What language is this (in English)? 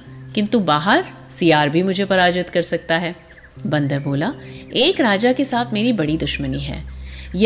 Hindi